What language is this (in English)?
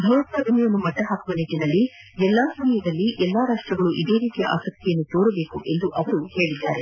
Kannada